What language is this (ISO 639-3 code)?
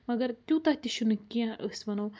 kas